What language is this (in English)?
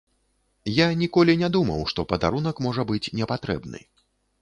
Belarusian